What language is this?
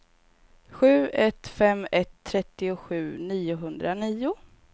Swedish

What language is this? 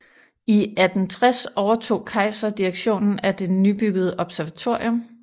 Danish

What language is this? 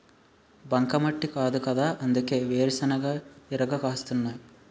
Telugu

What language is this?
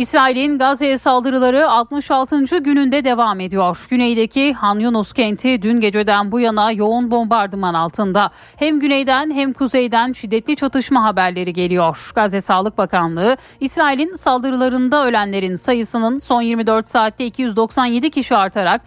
Turkish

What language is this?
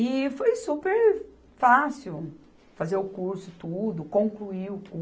Portuguese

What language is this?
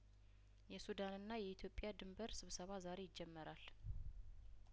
Amharic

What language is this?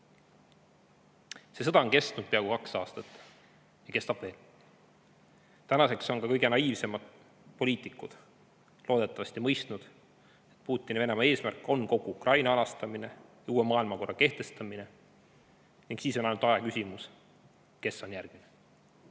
Estonian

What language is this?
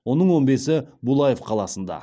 Kazakh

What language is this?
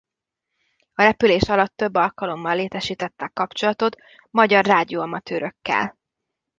Hungarian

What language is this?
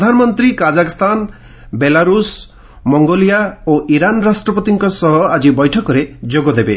Odia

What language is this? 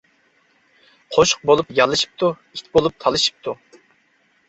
Uyghur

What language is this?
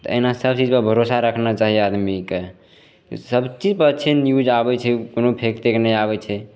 Maithili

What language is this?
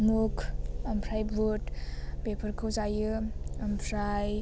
Bodo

